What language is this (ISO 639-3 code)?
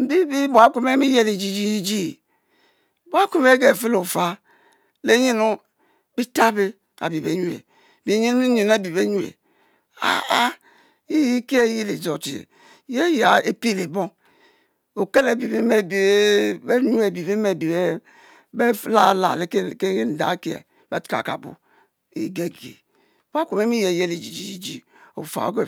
mfo